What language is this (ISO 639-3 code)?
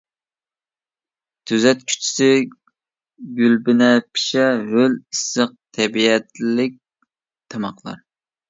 uig